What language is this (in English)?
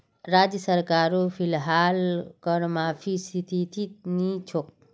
Magahi